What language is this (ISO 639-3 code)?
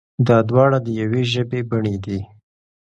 pus